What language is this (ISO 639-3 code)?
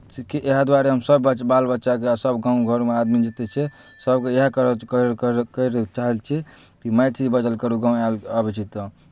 mai